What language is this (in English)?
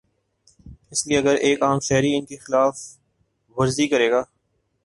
Urdu